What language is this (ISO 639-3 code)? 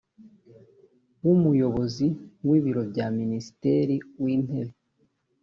kin